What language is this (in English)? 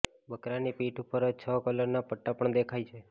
Gujarati